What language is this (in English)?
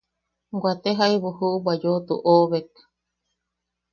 Yaqui